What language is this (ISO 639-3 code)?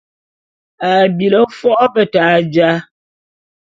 bum